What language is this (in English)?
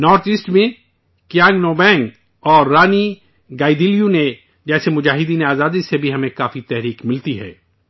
Urdu